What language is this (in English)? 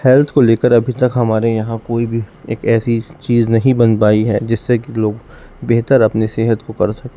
Urdu